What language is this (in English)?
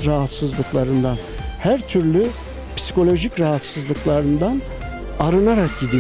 Turkish